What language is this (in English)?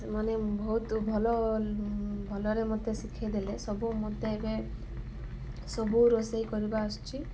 Odia